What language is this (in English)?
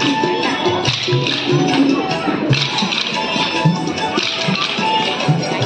Indonesian